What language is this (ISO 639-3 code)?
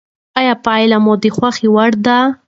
pus